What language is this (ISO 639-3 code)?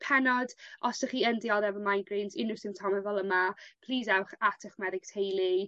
cym